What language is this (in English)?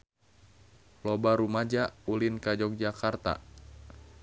Sundanese